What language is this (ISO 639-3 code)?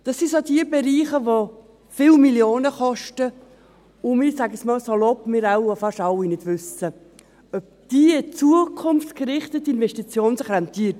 gsw